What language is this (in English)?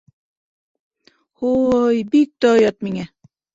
Bashkir